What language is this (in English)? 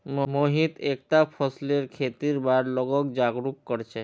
Magahi